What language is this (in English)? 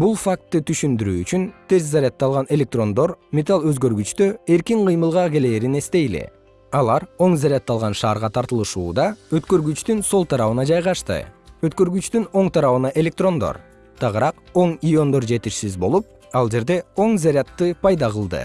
Kyrgyz